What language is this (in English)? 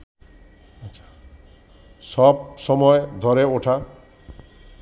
Bangla